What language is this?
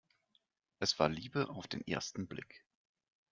German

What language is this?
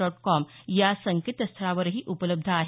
Marathi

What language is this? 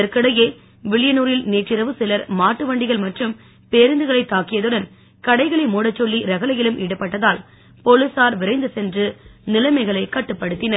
Tamil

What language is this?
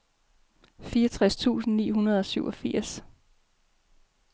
Danish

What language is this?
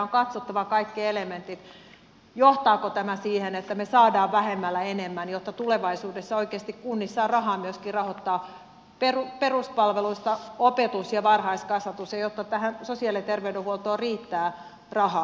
Finnish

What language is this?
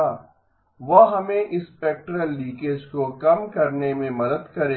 Hindi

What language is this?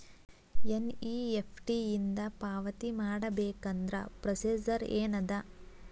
Kannada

